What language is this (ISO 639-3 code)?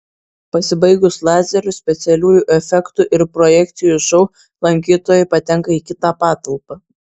lit